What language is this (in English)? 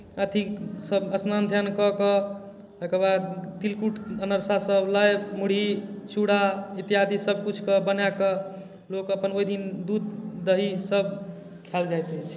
Maithili